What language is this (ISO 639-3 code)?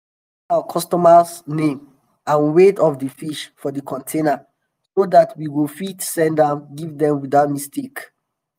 pcm